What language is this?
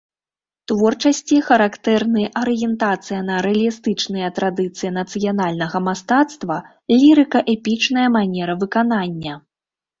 Belarusian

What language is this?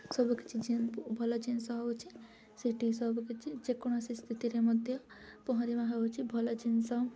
Odia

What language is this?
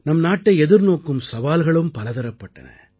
Tamil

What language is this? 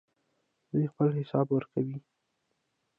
Pashto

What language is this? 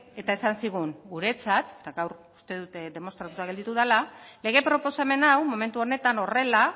Basque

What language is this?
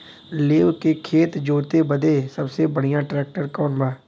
Bhojpuri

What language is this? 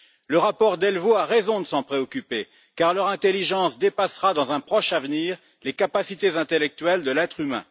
French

